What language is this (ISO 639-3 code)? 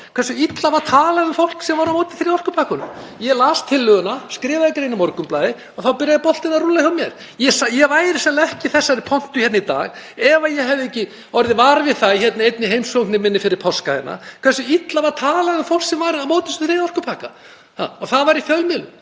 isl